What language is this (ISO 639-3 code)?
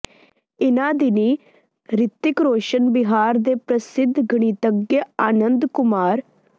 pan